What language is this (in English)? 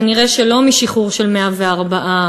Hebrew